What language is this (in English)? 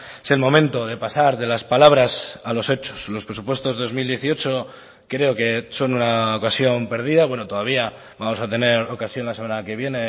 Spanish